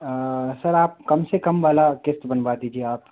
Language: Hindi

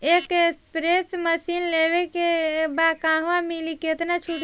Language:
Bhojpuri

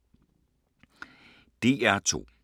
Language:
Danish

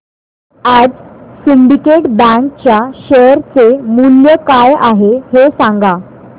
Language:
Marathi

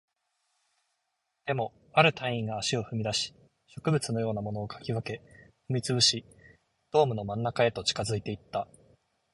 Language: Japanese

